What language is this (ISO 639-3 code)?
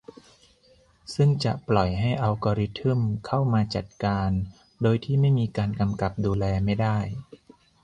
tha